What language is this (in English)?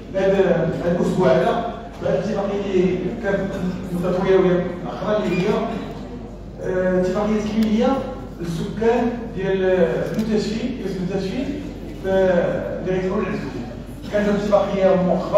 Arabic